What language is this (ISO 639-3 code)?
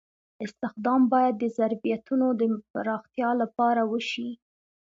pus